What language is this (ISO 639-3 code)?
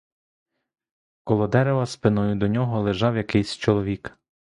ukr